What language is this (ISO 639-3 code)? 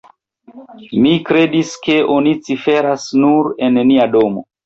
epo